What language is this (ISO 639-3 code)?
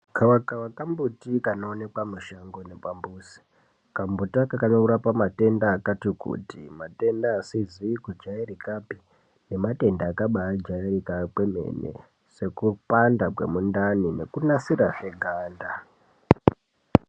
ndc